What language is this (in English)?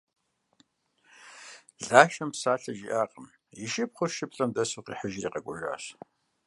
Kabardian